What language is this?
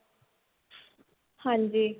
Punjabi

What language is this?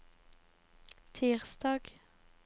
Norwegian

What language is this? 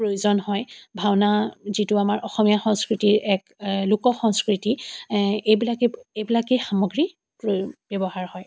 Assamese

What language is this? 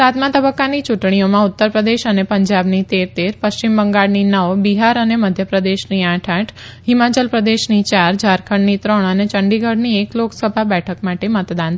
Gujarati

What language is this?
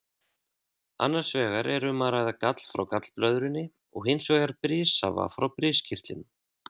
Icelandic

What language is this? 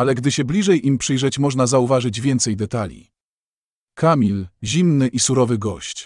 Polish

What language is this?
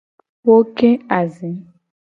Gen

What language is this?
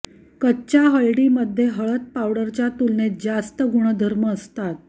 Marathi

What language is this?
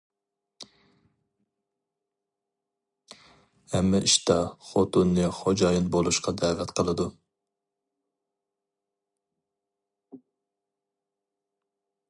Uyghur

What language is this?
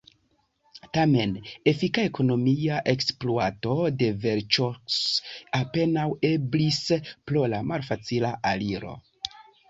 Esperanto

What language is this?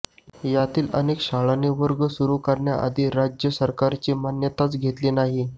Marathi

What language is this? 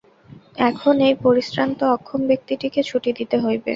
Bangla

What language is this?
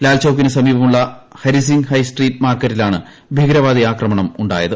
Malayalam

